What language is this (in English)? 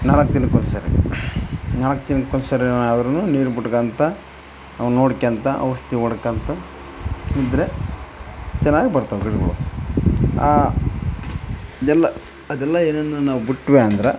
Kannada